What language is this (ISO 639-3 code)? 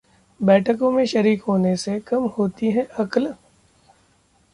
hin